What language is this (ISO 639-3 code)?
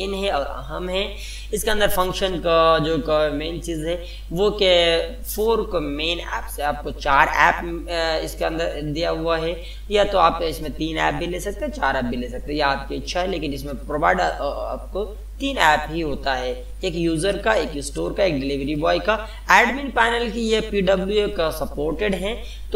hin